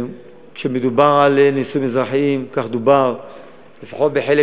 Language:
Hebrew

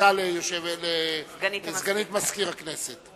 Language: Hebrew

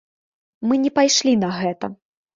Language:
Belarusian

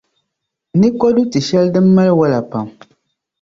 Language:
Dagbani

